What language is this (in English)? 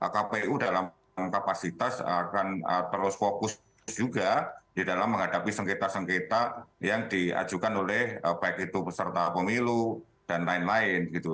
Indonesian